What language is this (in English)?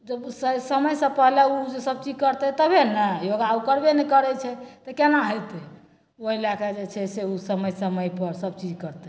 Maithili